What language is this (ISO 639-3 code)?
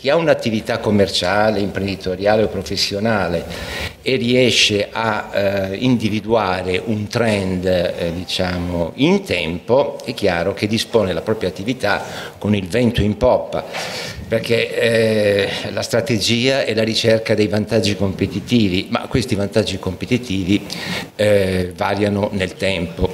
ita